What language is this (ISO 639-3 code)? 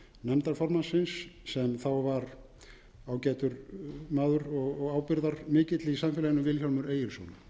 isl